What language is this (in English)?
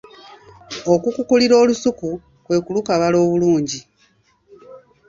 Ganda